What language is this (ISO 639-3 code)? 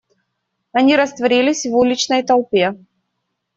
rus